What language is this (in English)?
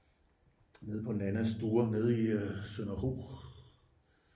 Danish